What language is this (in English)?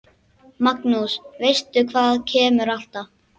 Icelandic